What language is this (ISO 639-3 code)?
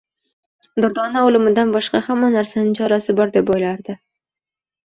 uzb